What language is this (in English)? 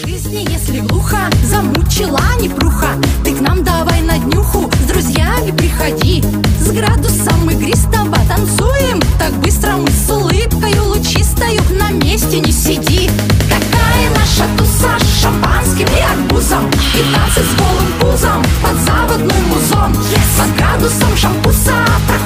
Russian